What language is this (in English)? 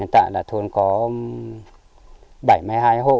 Vietnamese